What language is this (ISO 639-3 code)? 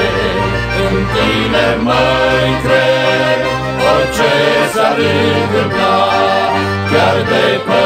ron